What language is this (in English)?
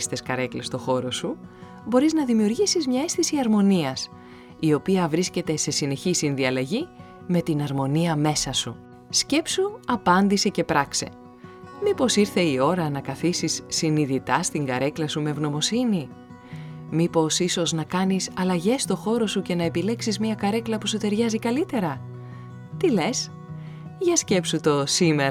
Greek